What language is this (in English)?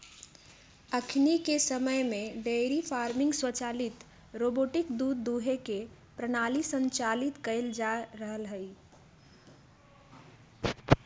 Magahi